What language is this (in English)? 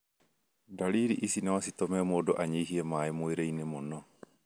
Kikuyu